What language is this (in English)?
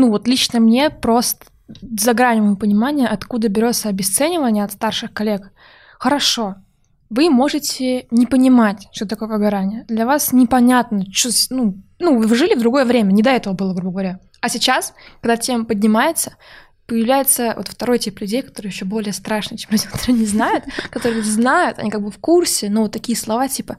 Russian